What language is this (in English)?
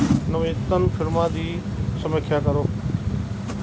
Punjabi